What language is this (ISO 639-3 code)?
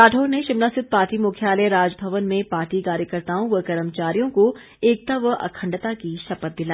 hin